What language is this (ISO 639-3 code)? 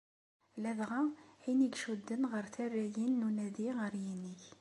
kab